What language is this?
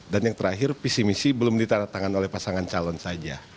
Indonesian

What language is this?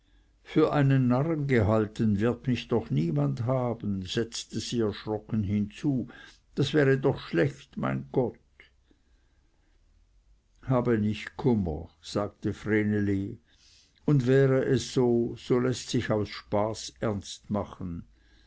German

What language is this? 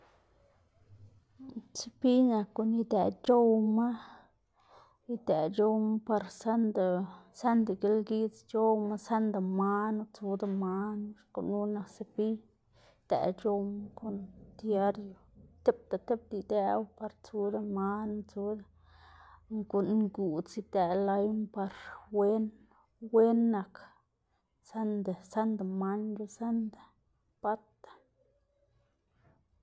Xanaguía Zapotec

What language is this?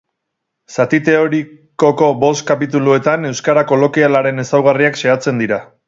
Basque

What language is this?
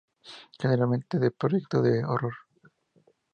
Spanish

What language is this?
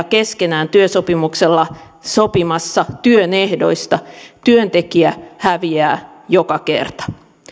Finnish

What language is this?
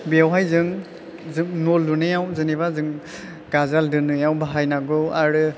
Bodo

